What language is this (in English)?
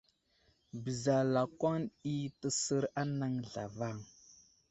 Wuzlam